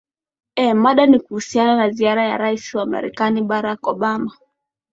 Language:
Swahili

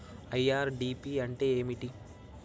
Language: Telugu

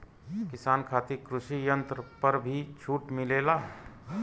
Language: Bhojpuri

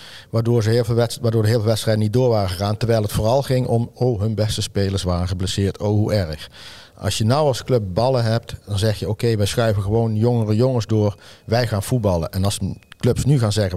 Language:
Dutch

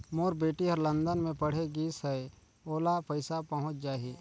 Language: Chhattisgarhi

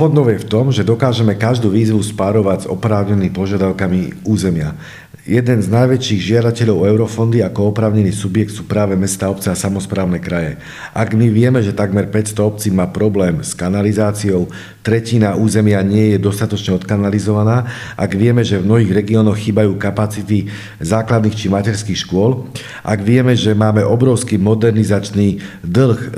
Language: Slovak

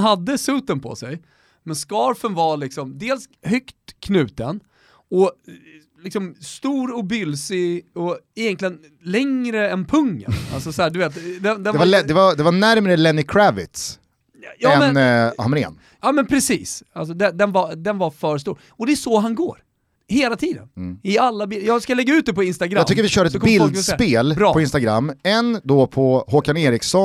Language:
Swedish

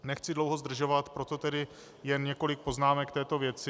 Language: Czech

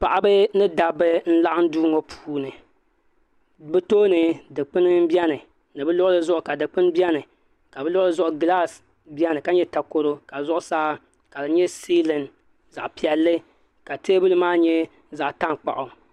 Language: Dagbani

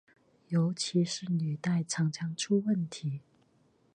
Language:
Chinese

